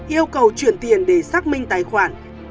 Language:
Vietnamese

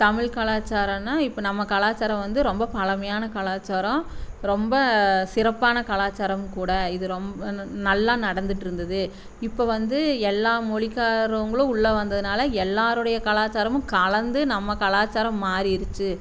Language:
Tamil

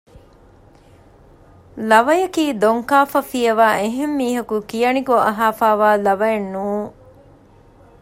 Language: Divehi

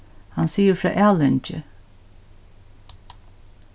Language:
Faroese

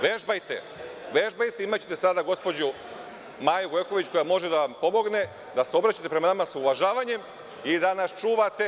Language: Serbian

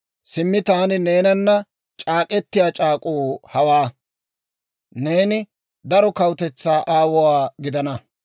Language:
Dawro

